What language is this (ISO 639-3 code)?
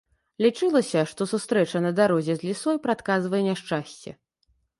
bel